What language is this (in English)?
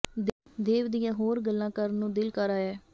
Punjabi